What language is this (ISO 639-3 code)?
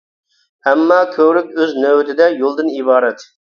uig